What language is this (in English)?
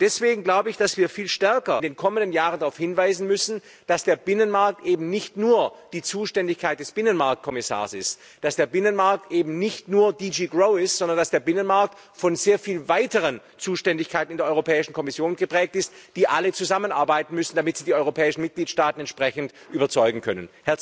German